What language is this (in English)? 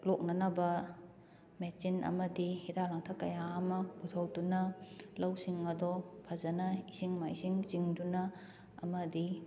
Manipuri